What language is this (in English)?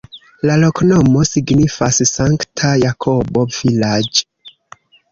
Esperanto